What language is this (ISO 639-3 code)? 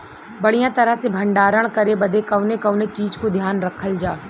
bho